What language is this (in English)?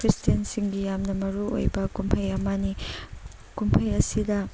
Manipuri